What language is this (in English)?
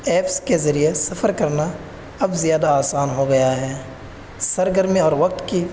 Urdu